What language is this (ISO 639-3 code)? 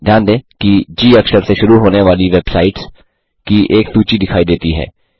hin